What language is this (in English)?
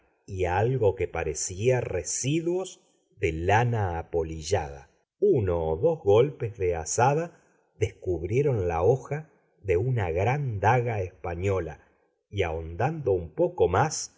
Spanish